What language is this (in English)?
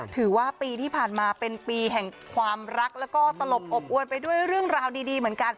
Thai